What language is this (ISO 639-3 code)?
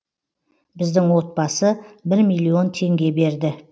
kaz